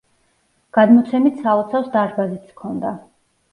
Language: Georgian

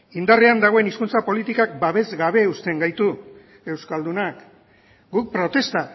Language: Basque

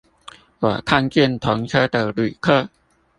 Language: Chinese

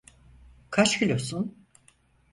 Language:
Turkish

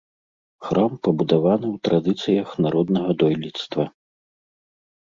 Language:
Belarusian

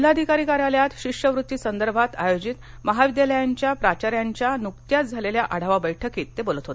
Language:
Marathi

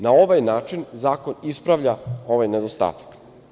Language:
Serbian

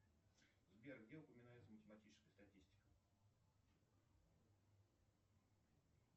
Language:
Russian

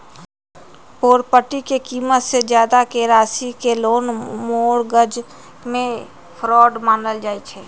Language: Magahi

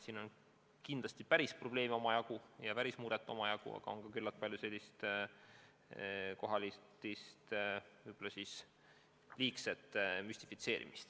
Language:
Estonian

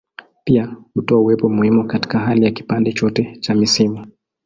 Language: Swahili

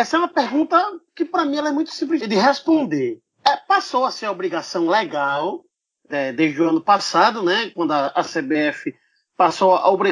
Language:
Portuguese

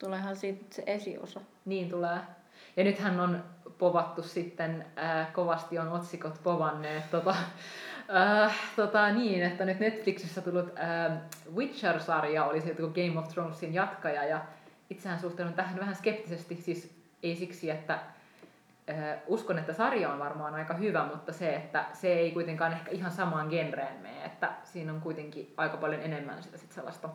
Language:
Finnish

